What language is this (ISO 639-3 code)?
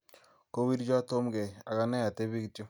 kln